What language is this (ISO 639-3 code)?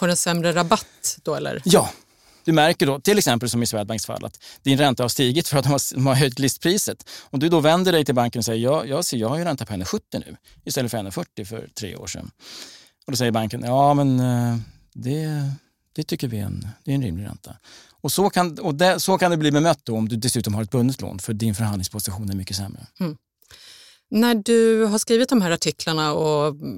swe